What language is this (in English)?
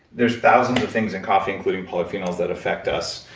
English